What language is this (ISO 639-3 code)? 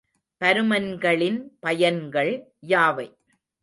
tam